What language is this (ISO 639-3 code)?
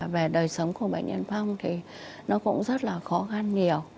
vie